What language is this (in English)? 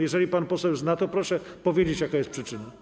Polish